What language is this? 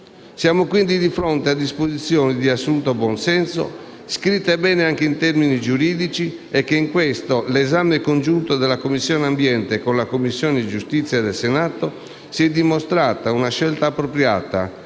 Italian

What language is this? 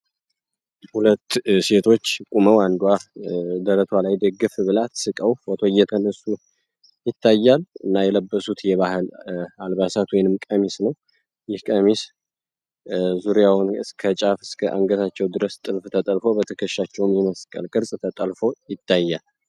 Amharic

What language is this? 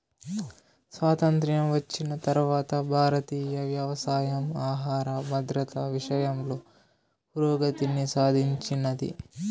Telugu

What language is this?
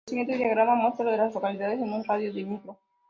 Spanish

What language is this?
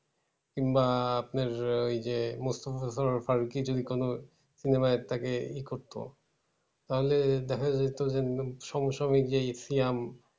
Bangla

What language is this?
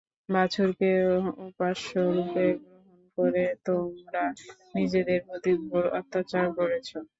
Bangla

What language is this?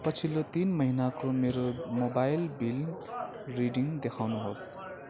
Nepali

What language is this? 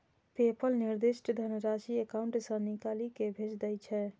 Maithili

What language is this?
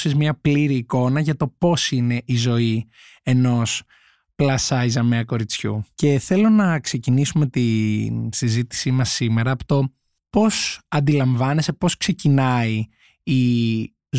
Greek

